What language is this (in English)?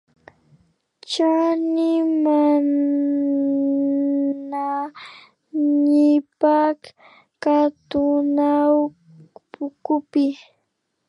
Imbabura Highland Quichua